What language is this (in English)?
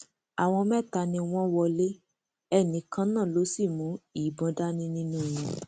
Yoruba